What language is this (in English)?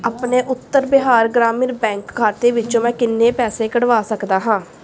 Punjabi